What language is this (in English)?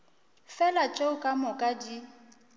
Northern Sotho